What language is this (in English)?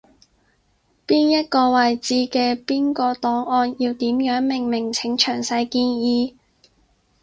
Cantonese